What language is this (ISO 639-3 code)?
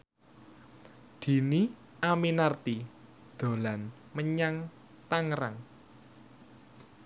jav